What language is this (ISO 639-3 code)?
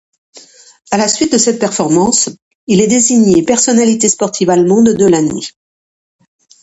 fra